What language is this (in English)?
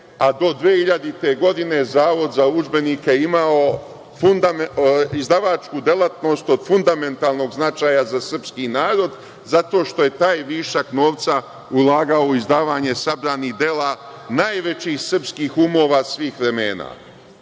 Serbian